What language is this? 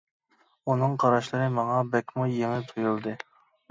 Uyghur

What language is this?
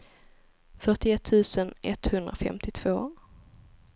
Swedish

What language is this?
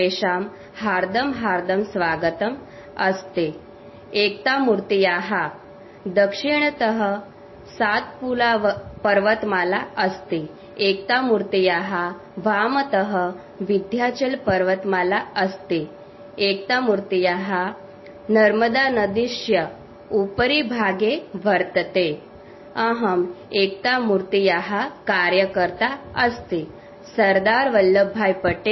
Malayalam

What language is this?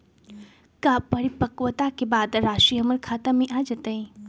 Magahi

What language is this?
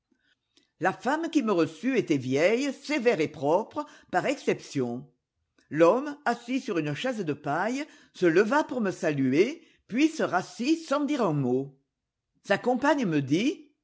French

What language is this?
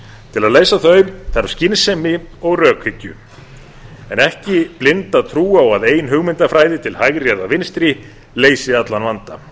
Icelandic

